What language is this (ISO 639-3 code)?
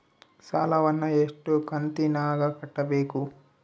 kan